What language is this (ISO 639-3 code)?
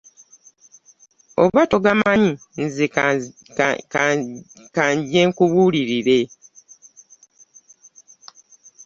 lug